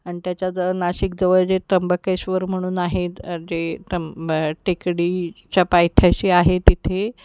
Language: Marathi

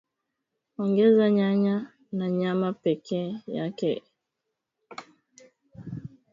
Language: Swahili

